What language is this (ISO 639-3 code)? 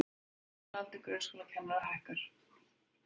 isl